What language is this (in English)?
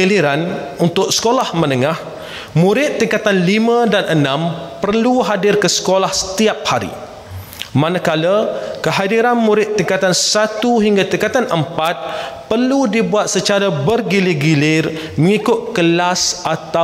Malay